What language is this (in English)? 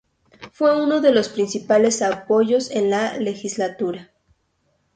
Spanish